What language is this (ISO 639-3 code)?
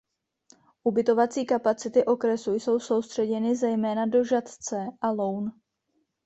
ces